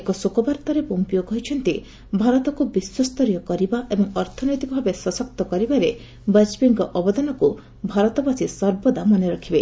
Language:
Odia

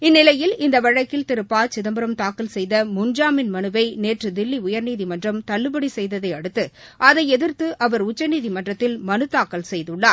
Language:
Tamil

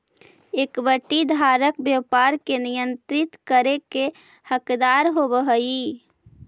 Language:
Magahi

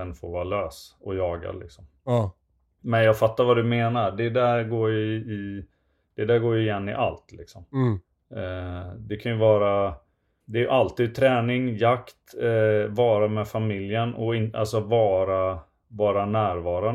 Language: Swedish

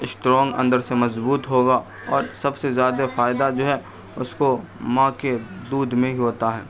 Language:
Urdu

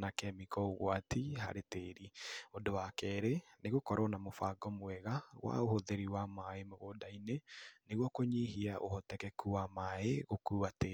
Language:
Kikuyu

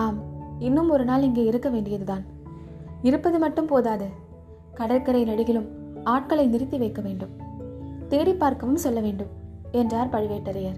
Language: Tamil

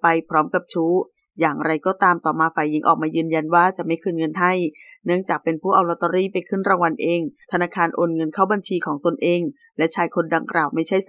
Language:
Thai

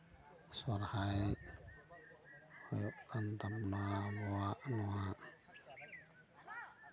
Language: Santali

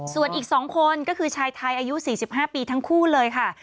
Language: Thai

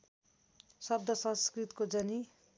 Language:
Nepali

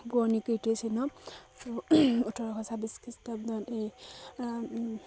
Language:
Assamese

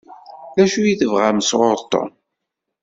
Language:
Kabyle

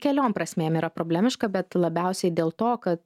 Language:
Lithuanian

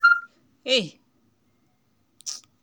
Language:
Nigerian Pidgin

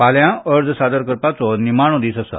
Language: Konkani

